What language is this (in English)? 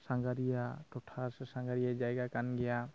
Santali